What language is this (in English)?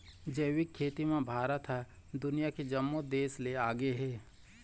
Chhattisgarhi